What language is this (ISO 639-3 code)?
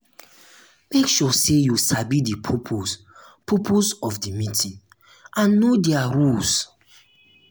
pcm